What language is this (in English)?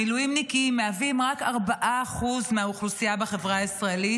Hebrew